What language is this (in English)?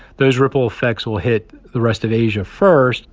English